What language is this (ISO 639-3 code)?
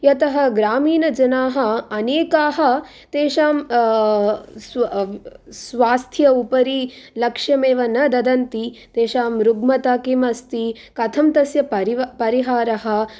san